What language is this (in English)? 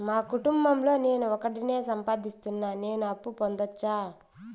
Telugu